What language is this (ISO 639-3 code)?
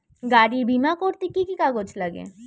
ben